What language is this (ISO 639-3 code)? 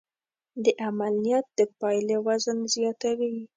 pus